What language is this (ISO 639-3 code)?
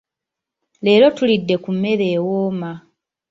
lug